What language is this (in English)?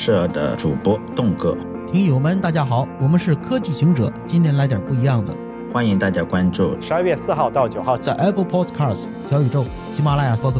Chinese